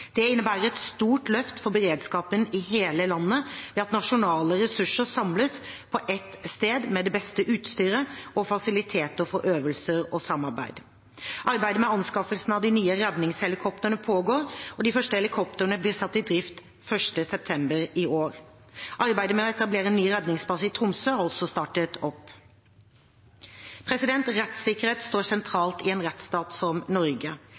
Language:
Norwegian Bokmål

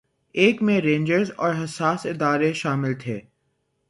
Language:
Urdu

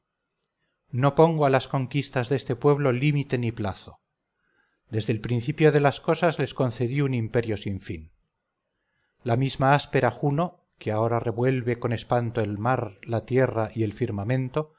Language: Spanish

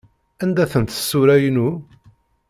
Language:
Kabyle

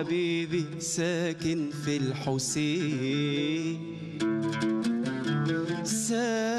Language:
Arabic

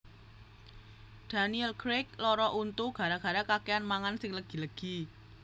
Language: Javanese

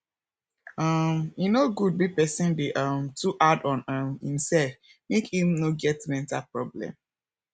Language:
Nigerian Pidgin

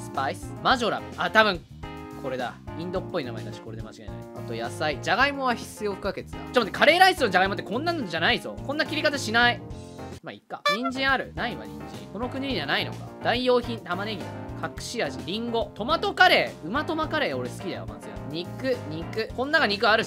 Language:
Japanese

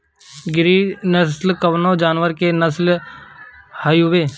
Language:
Bhojpuri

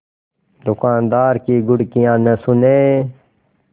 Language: Hindi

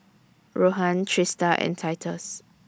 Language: English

